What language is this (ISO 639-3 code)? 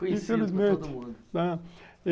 por